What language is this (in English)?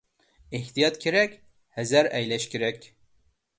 Uyghur